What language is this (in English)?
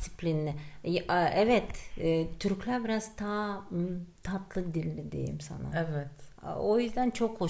Turkish